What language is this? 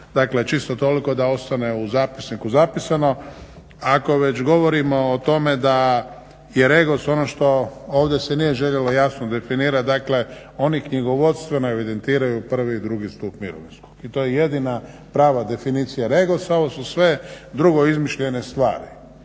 Croatian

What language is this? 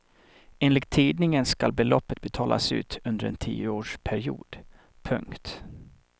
Swedish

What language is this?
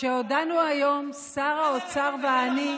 Hebrew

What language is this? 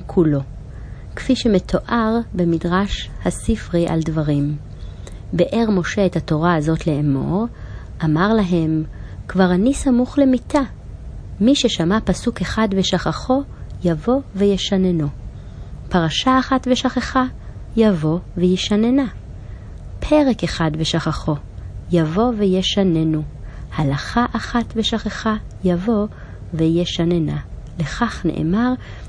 Hebrew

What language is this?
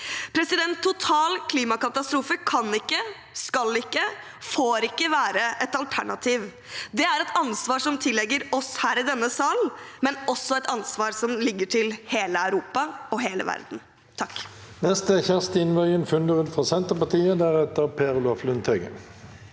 Norwegian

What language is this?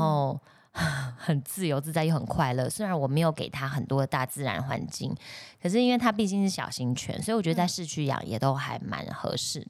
Chinese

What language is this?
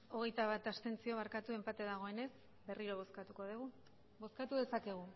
Basque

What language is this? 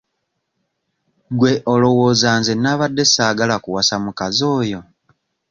Ganda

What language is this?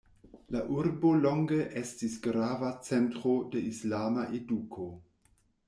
Esperanto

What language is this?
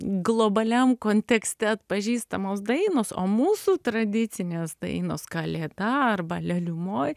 Lithuanian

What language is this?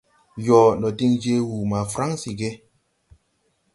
Tupuri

